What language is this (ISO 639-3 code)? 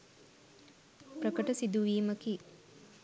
sin